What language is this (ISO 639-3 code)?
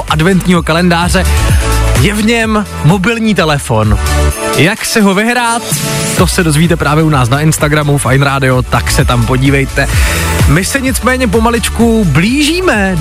ces